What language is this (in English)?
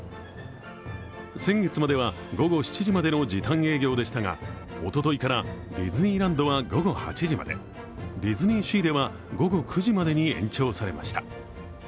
Japanese